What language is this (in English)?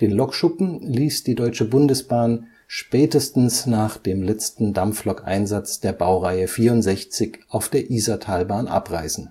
German